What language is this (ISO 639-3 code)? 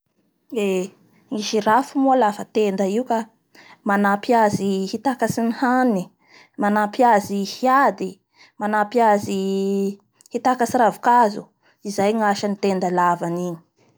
bhr